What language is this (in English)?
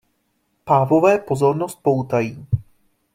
Czech